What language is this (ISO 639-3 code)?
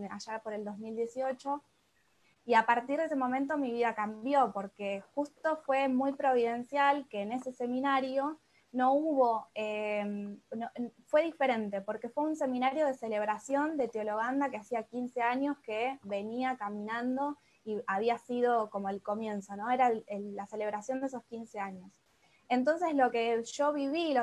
spa